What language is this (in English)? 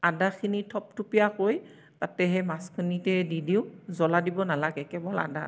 Assamese